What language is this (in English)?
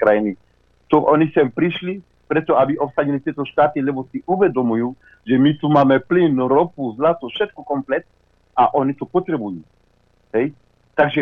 Slovak